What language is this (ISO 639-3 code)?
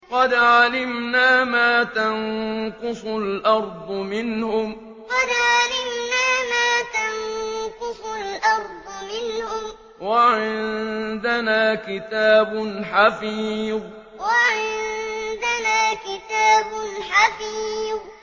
ara